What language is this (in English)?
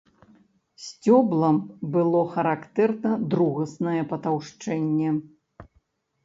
Belarusian